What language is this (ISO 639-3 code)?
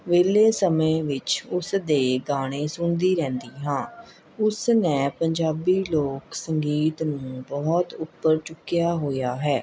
pan